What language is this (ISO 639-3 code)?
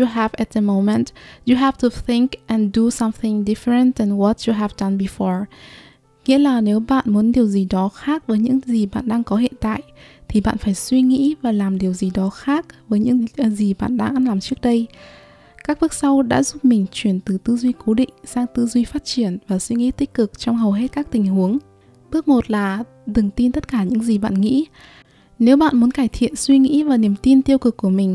vie